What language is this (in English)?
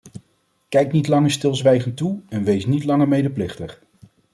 Dutch